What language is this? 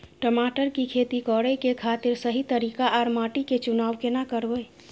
Maithili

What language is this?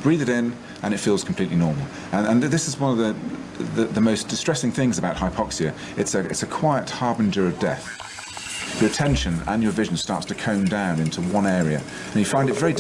Swedish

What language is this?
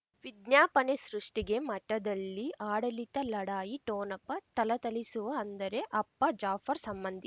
Kannada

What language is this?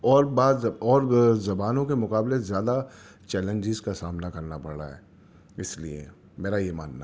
Urdu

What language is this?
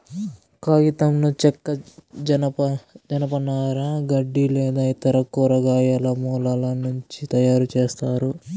Telugu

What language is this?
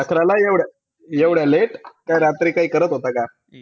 Marathi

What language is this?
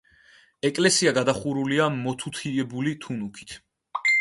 Georgian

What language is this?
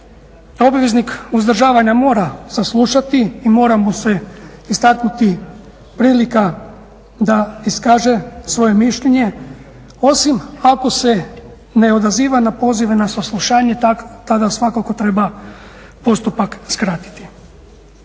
Croatian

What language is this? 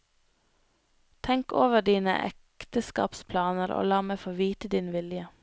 Norwegian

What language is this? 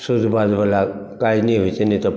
Maithili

